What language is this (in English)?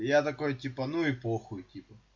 Russian